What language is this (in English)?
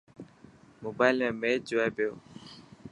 Dhatki